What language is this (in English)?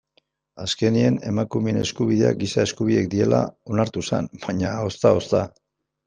Basque